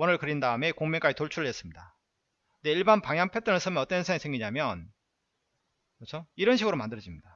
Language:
Korean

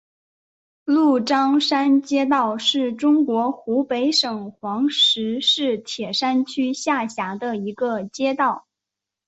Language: Chinese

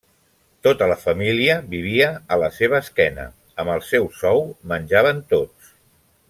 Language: Catalan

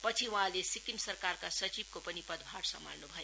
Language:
Nepali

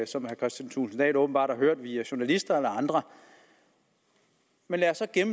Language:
Danish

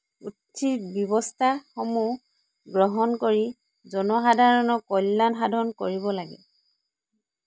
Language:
Assamese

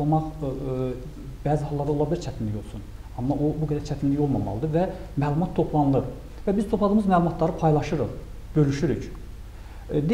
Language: Turkish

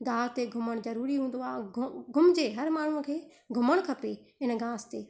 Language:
Sindhi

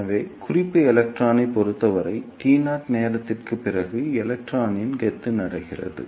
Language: Tamil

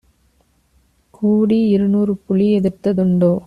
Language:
Tamil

